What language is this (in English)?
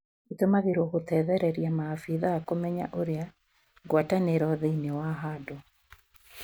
Kikuyu